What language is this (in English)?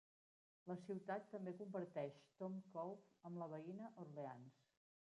Catalan